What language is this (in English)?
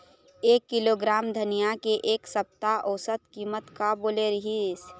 Chhattisgarhi